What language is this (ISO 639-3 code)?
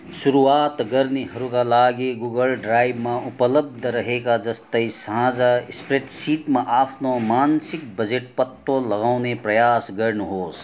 nep